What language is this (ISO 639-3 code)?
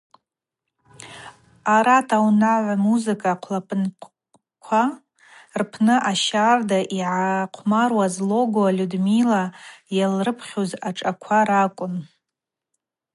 abq